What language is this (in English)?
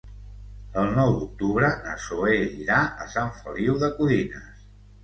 Catalan